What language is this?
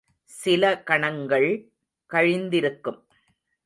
Tamil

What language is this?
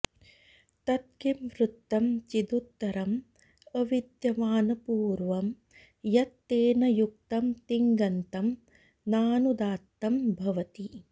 Sanskrit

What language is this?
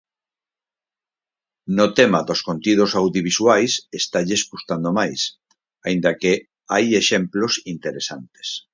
Galician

